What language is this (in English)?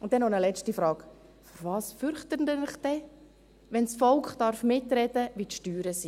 Swiss German